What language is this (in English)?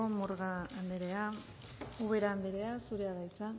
Basque